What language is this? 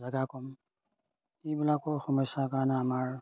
Assamese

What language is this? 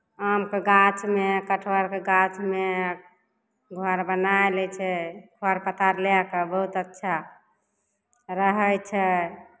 Maithili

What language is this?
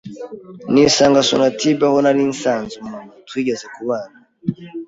Kinyarwanda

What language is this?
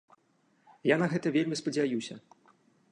Belarusian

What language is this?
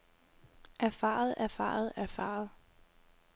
Danish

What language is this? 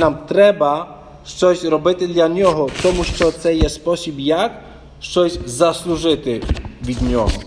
Ukrainian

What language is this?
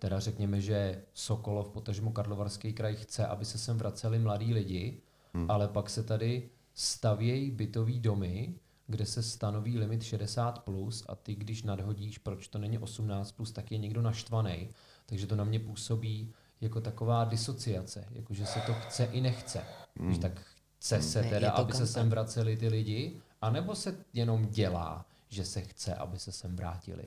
Czech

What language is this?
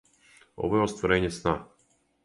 Serbian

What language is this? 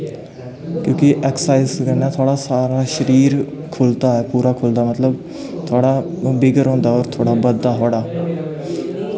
Dogri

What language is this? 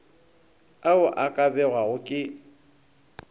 Northern Sotho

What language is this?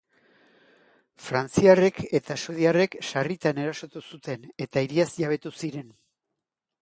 Basque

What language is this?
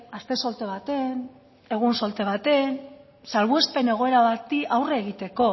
Basque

